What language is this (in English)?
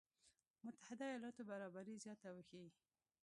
Pashto